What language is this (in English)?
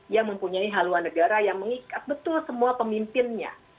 Indonesian